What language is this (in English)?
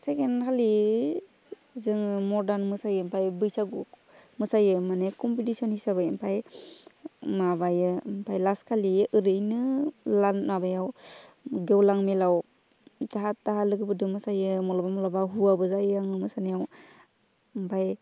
Bodo